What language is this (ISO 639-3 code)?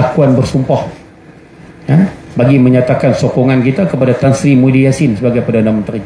msa